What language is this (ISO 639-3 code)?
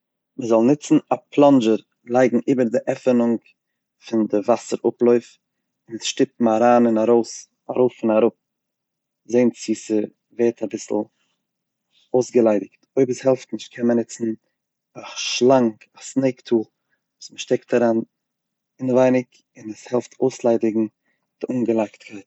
yid